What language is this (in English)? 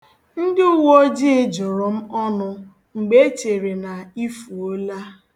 Igbo